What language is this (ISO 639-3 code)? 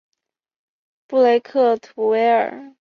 zho